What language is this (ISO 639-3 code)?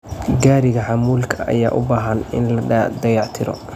som